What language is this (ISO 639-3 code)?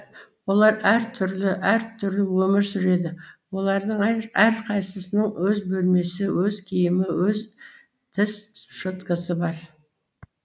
kaz